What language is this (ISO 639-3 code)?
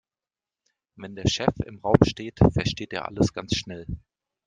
deu